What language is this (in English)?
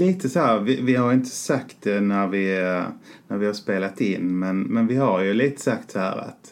Swedish